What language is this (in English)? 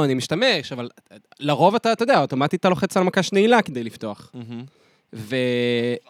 Hebrew